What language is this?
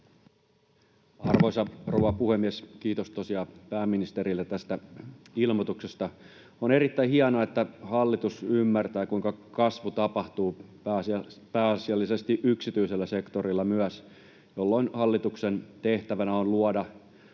Finnish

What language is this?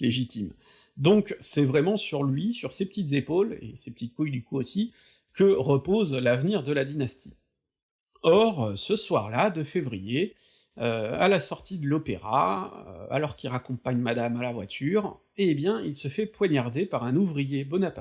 French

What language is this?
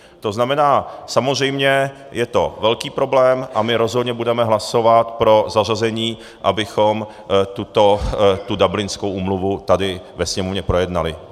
Czech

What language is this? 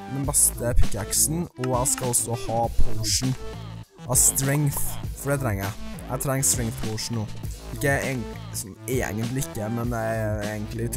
Norwegian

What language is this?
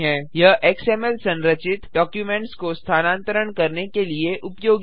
Hindi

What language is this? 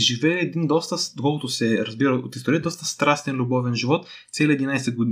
Bulgarian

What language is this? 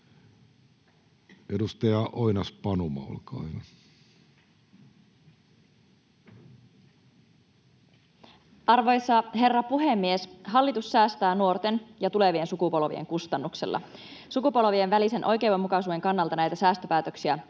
Finnish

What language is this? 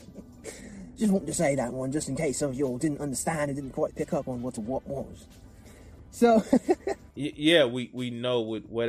English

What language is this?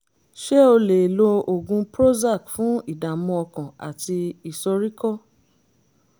Yoruba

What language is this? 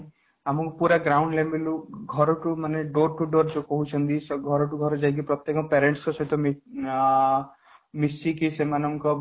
Odia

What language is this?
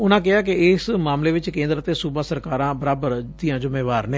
Punjabi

